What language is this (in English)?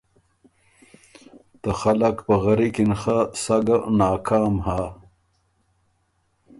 Ormuri